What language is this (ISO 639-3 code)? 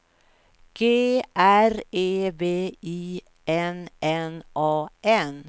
swe